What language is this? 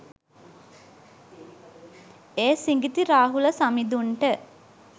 Sinhala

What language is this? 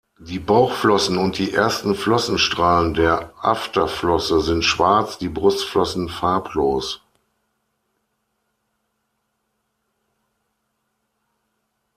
German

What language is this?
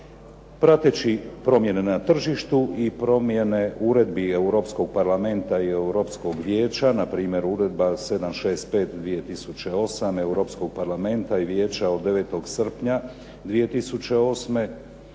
Croatian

